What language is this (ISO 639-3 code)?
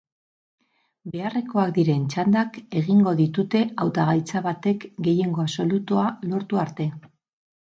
eus